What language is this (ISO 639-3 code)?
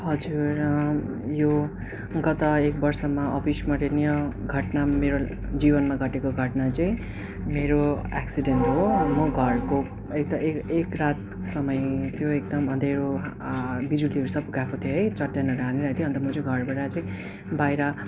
nep